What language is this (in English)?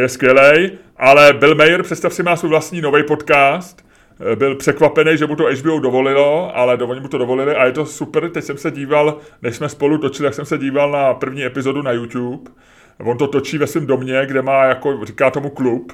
Czech